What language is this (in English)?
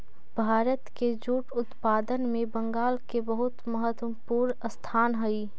Magahi